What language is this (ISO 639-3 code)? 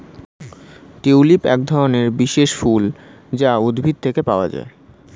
ben